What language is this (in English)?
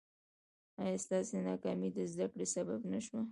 Pashto